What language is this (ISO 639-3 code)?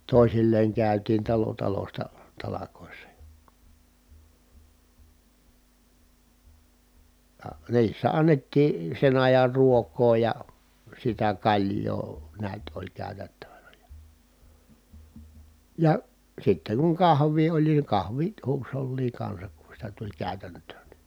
fin